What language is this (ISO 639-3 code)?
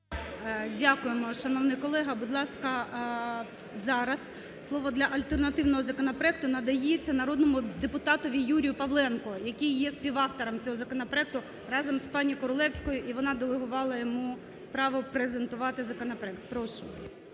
ukr